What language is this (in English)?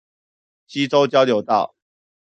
Chinese